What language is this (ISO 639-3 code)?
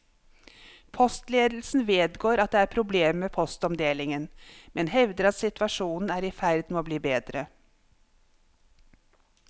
nor